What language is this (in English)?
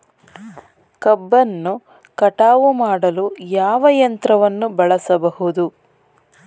Kannada